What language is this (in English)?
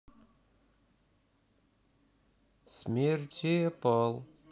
Russian